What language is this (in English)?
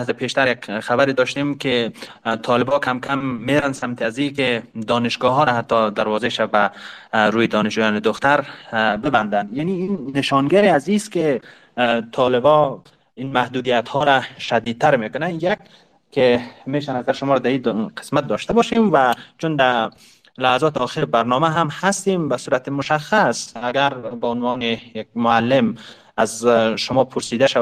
Persian